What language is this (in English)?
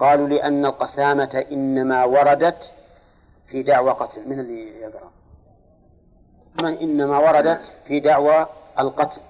Arabic